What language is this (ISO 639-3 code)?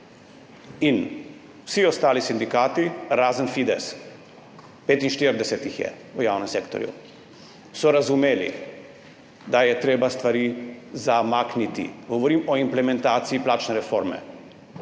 slv